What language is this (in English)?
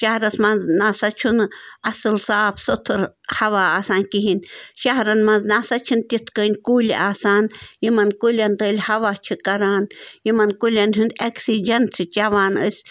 Kashmiri